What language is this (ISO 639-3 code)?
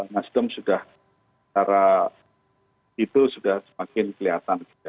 ind